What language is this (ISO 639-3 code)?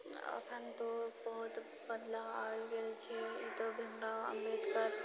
mai